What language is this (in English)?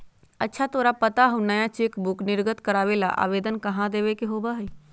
Magahi